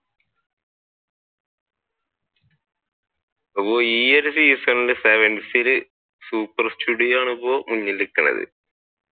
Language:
Malayalam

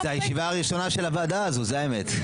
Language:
Hebrew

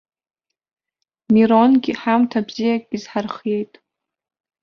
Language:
Abkhazian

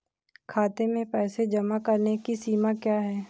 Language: Hindi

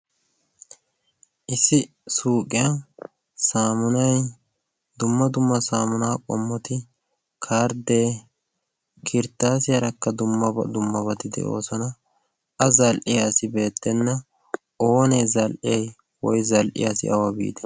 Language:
Wolaytta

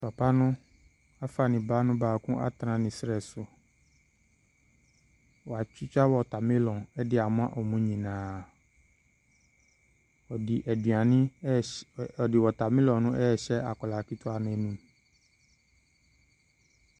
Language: Akan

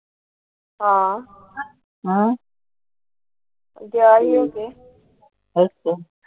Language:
Punjabi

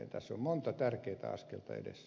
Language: Finnish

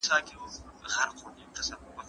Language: Pashto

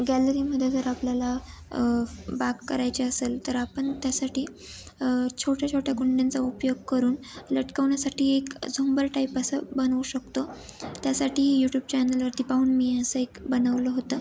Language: Marathi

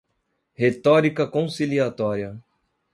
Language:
Portuguese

